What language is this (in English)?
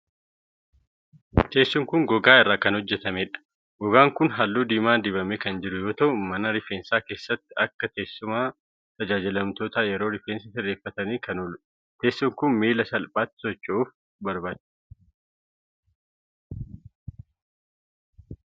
Oromo